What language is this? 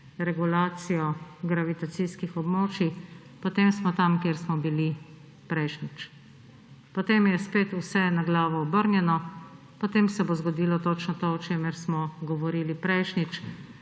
Slovenian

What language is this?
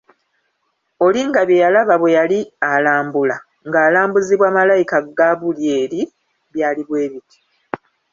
Ganda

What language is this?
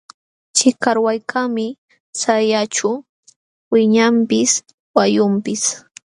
Jauja Wanca Quechua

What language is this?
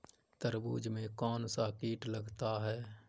Hindi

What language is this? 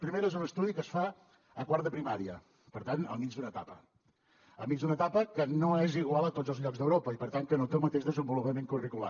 Catalan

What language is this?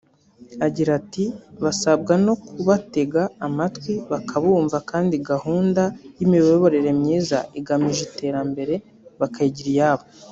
Kinyarwanda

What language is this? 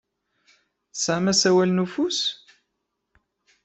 Kabyle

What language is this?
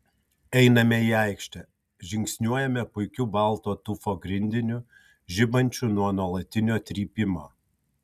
Lithuanian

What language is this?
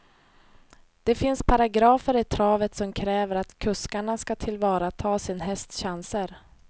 Swedish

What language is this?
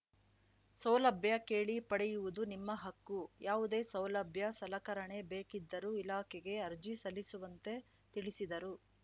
Kannada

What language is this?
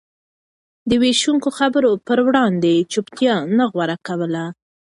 Pashto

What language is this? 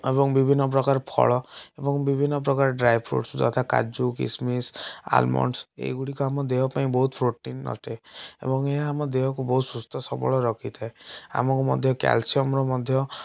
Odia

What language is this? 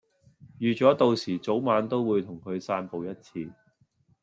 Cantonese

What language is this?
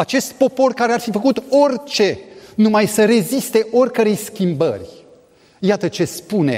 Romanian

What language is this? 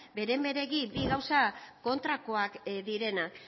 Basque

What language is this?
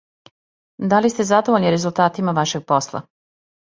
Serbian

